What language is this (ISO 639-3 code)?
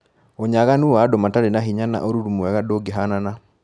kik